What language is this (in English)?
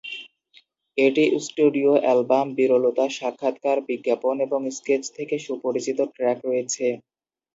Bangla